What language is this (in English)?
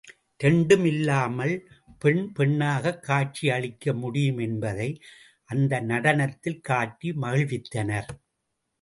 Tamil